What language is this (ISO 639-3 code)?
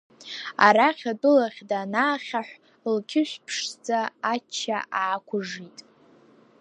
abk